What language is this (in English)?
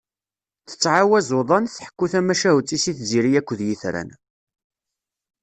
Kabyle